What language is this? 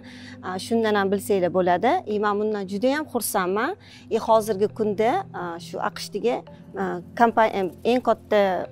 Turkish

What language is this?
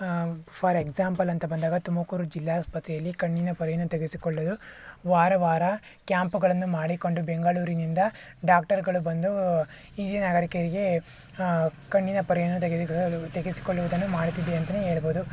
Kannada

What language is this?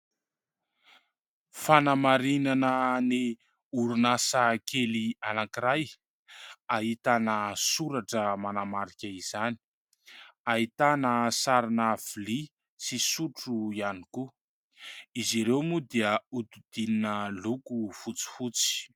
Malagasy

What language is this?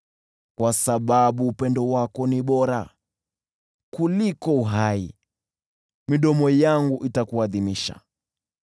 Swahili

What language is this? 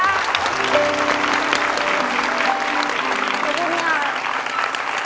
Thai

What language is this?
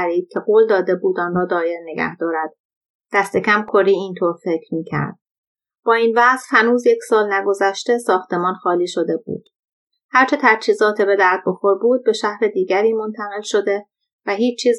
Persian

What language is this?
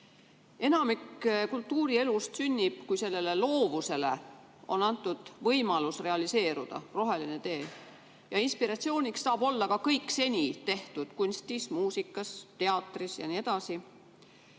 Estonian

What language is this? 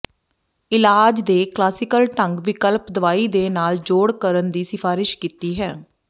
Punjabi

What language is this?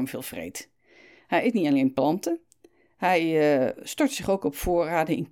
Dutch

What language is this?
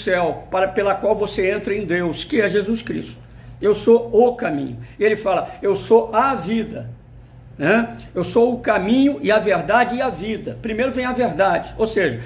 Portuguese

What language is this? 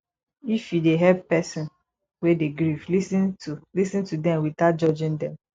Nigerian Pidgin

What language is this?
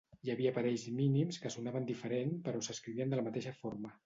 Catalan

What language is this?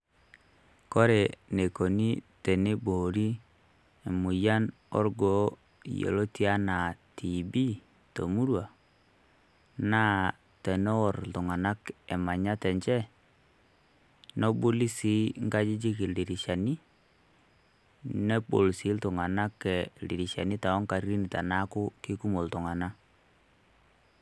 Masai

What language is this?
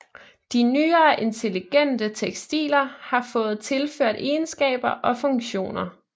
Danish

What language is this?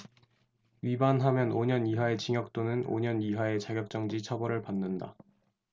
Korean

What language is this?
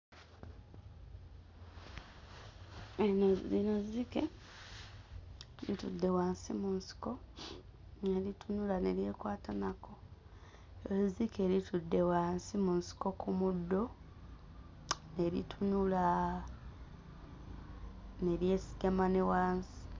Ganda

